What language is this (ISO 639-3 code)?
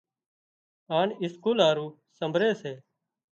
kxp